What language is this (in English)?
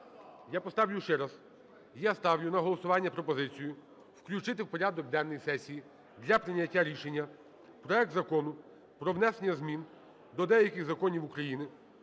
Ukrainian